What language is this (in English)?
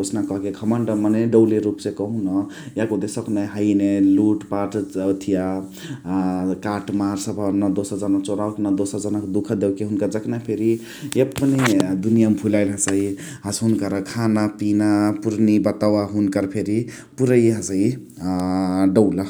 Chitwania Tharu